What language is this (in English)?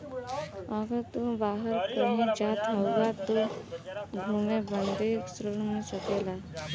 Bhojpuri